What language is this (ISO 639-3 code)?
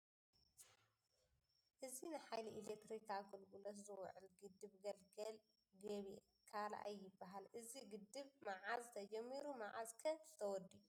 tir